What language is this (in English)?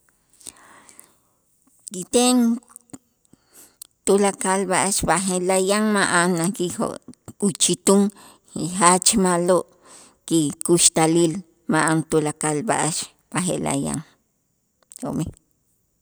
Itzá